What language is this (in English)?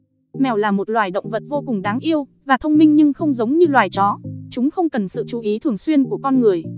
Vietnamese